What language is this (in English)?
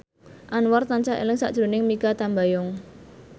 Javanese